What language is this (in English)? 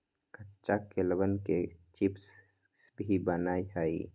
Magahi